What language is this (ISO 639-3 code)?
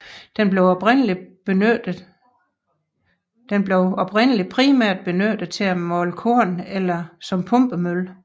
dan